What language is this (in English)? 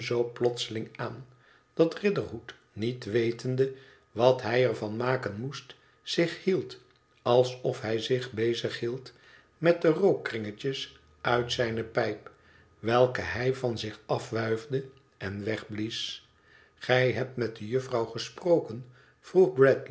Dutch